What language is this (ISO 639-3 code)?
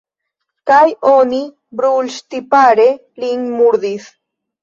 epo